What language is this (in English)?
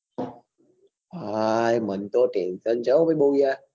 Gujarati